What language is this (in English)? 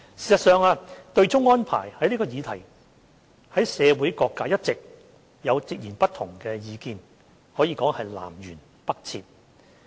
Cantonese